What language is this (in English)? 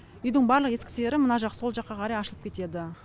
Kazakh